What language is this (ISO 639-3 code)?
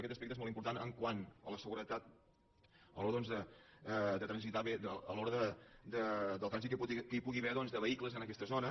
cat